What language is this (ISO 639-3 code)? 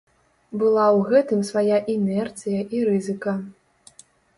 bel